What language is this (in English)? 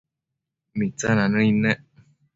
Matsés